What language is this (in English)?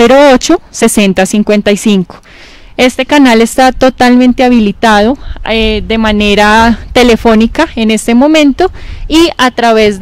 Spanish